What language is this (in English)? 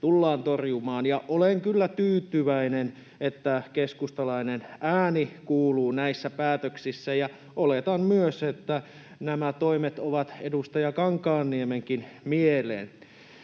Finnish